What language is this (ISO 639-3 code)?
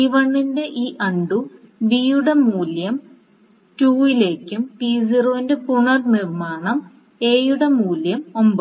mal